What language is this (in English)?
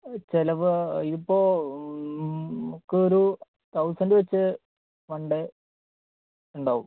Malayalam